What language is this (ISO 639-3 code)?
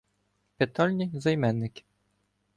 ukr